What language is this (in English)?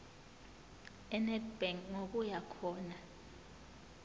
Zulu